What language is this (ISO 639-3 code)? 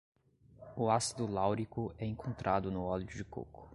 por